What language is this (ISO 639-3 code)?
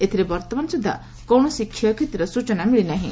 ori